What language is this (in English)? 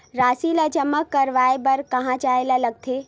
Chhattisgarhi